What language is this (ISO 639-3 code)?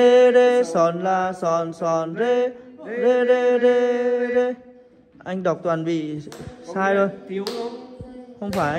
vie